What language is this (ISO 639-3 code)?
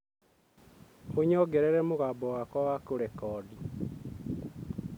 kik